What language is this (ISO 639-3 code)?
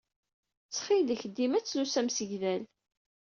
kab